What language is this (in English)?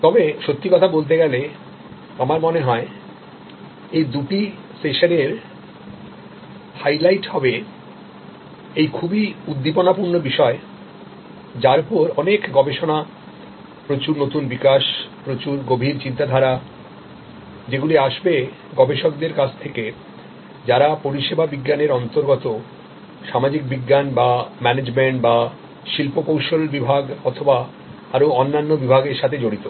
Bangla